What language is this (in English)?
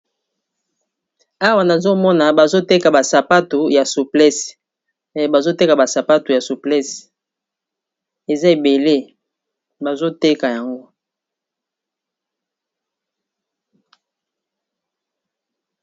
Lingala